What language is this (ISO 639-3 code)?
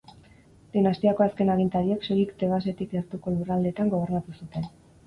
eus